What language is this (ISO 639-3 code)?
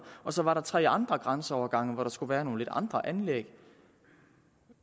dan